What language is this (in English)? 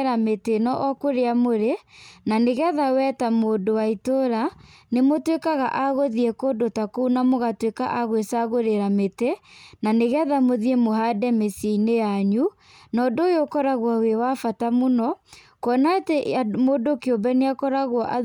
Kikuyu